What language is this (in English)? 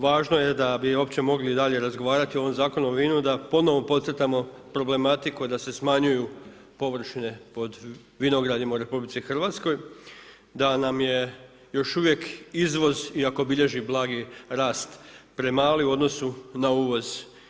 Croatian